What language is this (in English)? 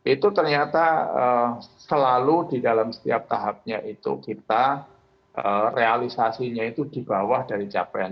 Indonesian